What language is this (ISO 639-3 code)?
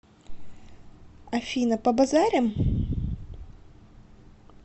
rus